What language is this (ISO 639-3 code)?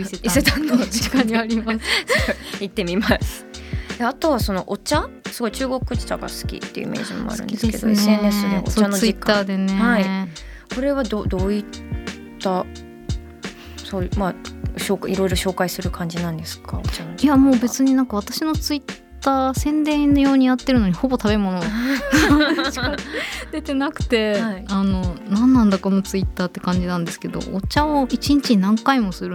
jpn